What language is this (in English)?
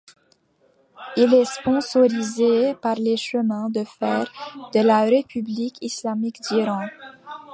French